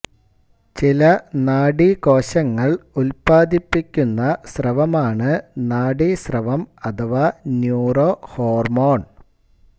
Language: Malayalam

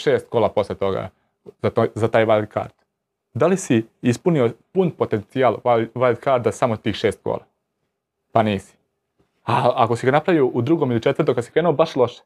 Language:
Croatian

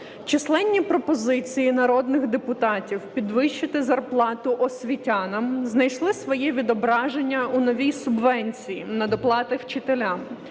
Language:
Ukrainian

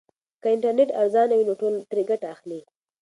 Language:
Pashto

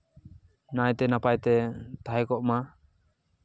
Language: Santali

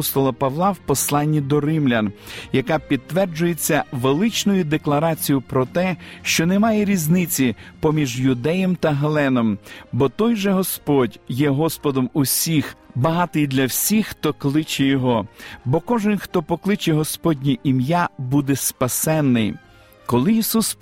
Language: Ukrainian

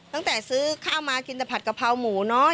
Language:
Thai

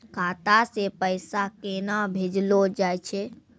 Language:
Maithili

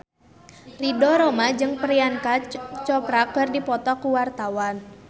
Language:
Sundanese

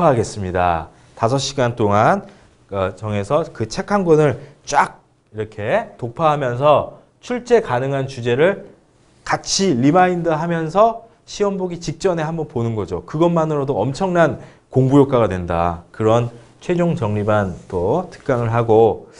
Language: Korean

